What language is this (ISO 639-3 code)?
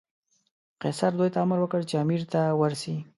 pus